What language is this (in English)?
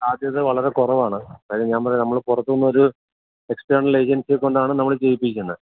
Malayalam